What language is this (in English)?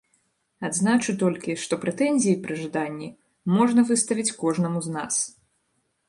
Belarusian